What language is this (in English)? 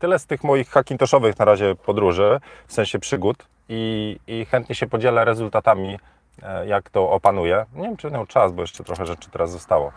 Polish